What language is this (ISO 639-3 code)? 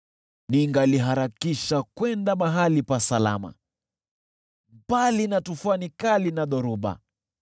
swa